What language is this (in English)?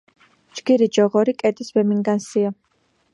Georgian